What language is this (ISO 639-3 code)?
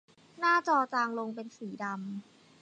tha